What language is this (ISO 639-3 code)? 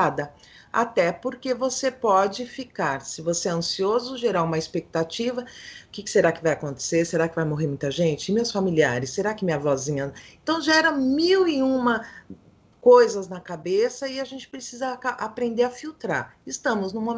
por